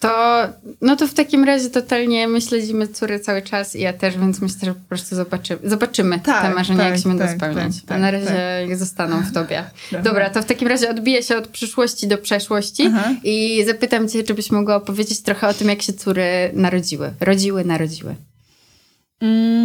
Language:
Polish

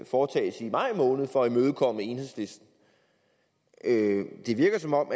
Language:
Danish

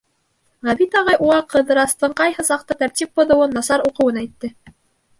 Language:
Bashkir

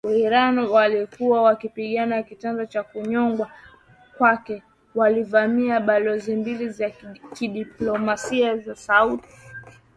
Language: Swahili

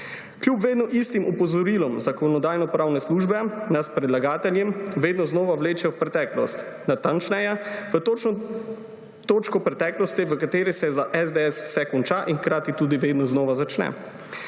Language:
Slovenian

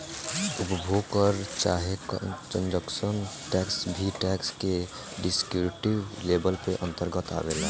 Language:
Bhojpuri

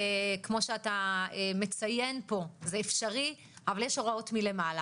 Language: Hebrew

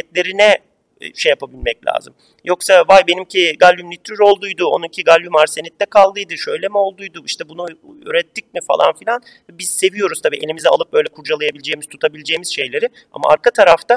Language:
Turkish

